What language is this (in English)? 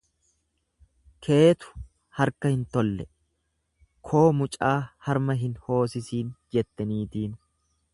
Oromo